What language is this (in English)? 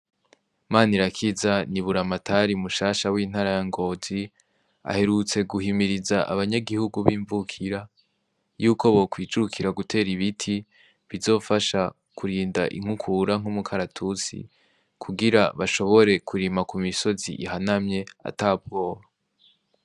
Rundi